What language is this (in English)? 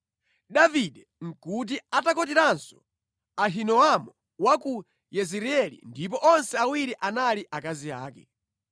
Nyanja